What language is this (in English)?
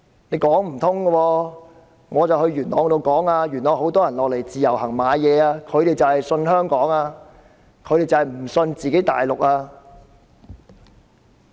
Cantonese